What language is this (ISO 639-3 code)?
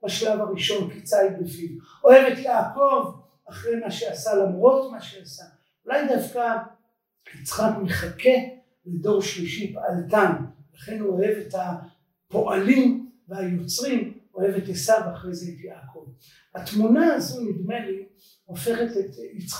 heb